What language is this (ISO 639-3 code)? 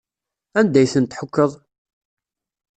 kab